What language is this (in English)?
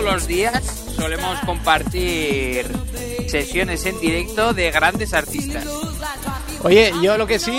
Spanish